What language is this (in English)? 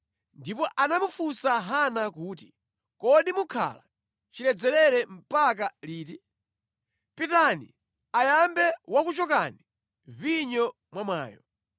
Nyanja